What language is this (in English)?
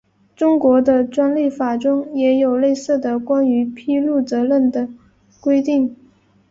Chinese